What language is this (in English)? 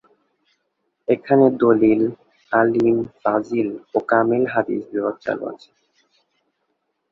Bangla